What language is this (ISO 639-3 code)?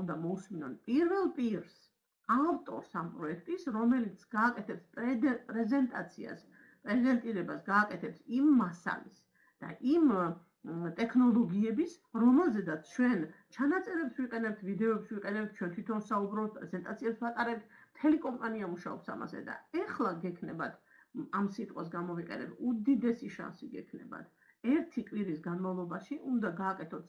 ron